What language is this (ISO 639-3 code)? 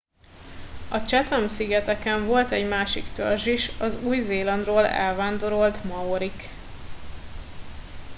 hun